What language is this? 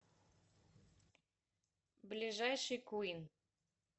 Russian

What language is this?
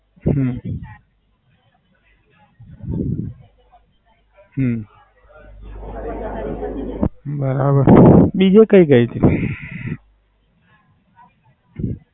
Gujarati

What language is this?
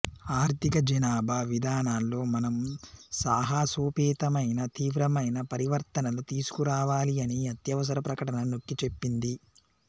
Telugu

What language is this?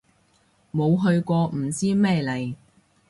Cantonese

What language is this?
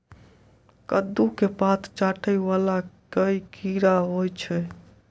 Maithili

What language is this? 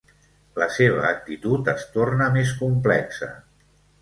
Catalan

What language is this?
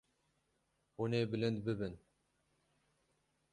Kurdish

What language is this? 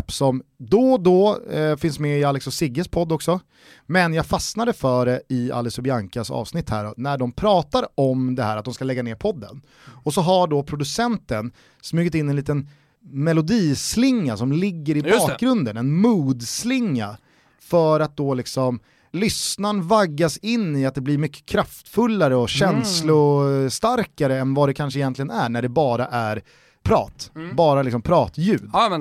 Swedish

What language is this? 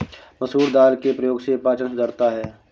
Hindi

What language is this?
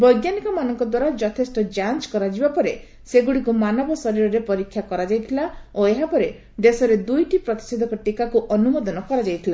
Odia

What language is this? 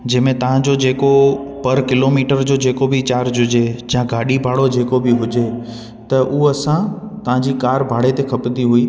Sindhi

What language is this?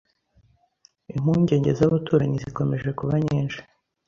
Kinyarwanda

